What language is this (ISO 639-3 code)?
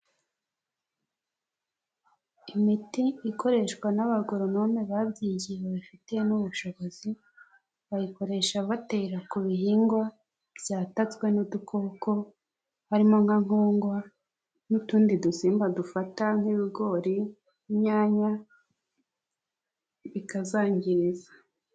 kin